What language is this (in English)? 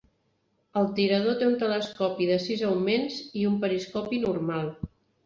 Catalan